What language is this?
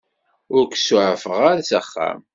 Kabyle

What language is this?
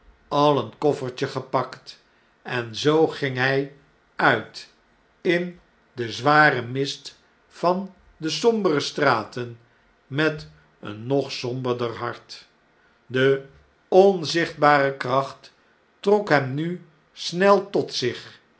Dutch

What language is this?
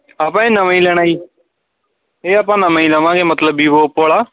Punjabi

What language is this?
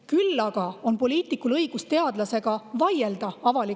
Estonian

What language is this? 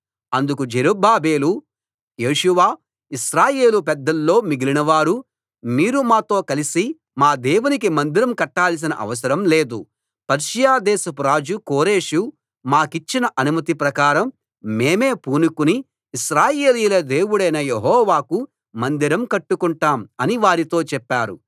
Telugu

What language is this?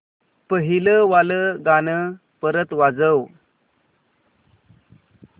Marathi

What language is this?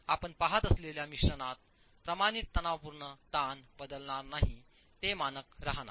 Marathi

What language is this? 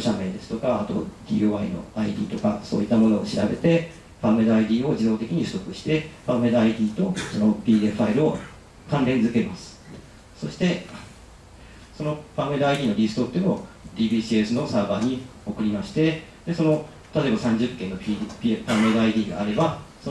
Japanese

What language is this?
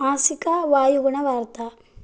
Sanskrit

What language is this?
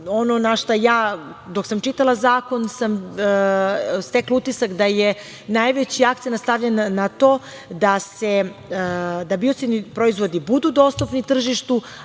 Serbian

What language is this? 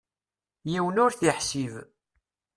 Kabyle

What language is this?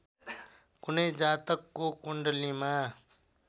Nepali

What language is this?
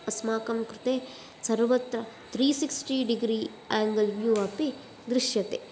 Sanskrit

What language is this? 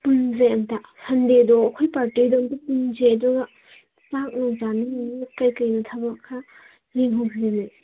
Manipuri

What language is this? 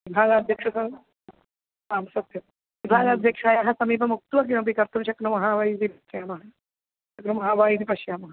Sanskrit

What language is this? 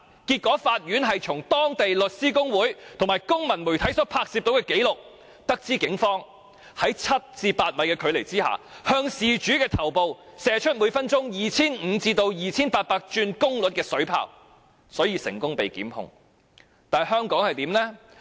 Cantonese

